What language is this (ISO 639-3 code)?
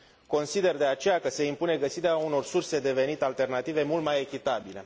ron